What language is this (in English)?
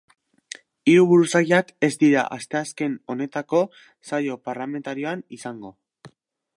Basque